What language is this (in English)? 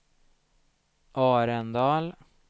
Swedish